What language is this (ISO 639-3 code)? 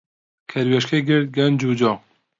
ckb